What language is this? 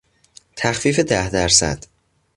Persian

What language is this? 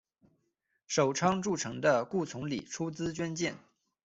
Chinese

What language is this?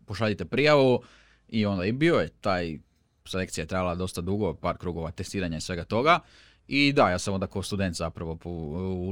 Croatian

